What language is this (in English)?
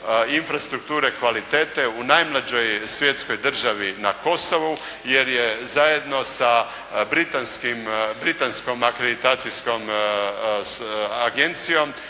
Croatian